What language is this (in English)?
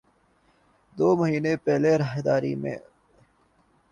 Urdu